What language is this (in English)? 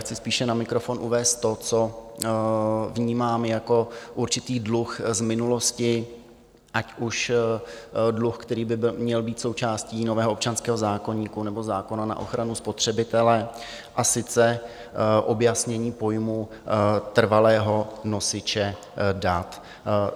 Czech